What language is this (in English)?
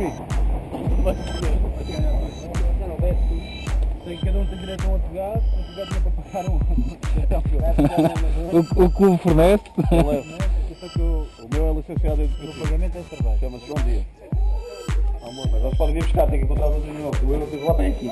Portuguese